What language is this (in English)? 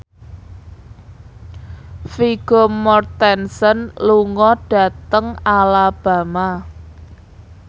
Javanese